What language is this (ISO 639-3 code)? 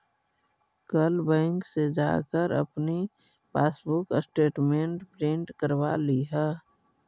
mag